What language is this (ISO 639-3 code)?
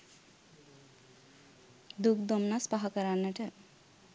sin